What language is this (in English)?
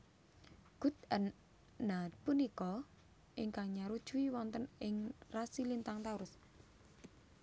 Javanese